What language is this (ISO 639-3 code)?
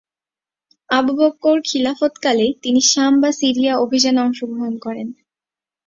ben